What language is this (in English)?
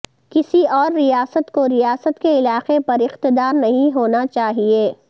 Urdu